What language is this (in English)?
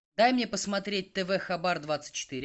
Russian